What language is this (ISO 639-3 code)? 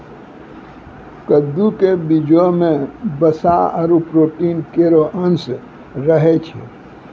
mai